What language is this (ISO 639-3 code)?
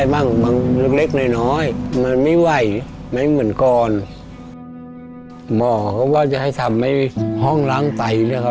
tha